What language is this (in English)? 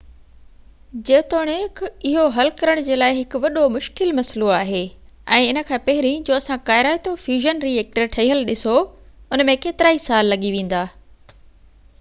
Sindhi